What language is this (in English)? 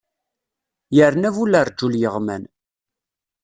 Kabyle